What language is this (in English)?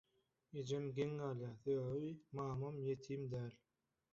Turkmen